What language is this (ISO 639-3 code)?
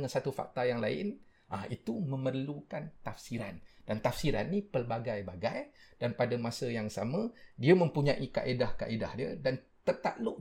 msa